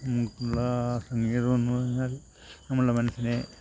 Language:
Malayalam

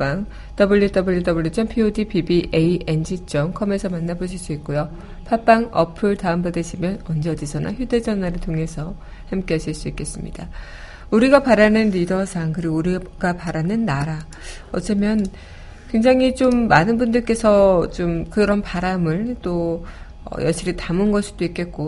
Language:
Korean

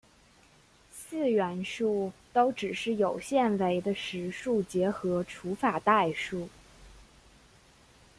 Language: Chinese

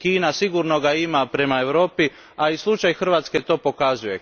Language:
Croatian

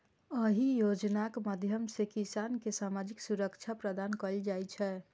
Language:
Maithili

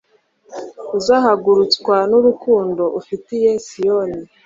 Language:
Kinyarwanda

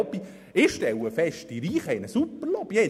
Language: Swiss German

